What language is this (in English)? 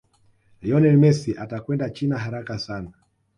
Swahili